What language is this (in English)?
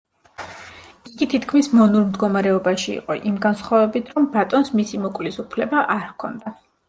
Georgian